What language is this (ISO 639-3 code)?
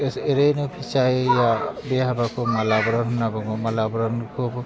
brx